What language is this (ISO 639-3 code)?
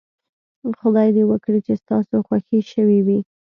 pus